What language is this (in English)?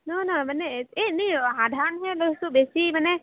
Assamese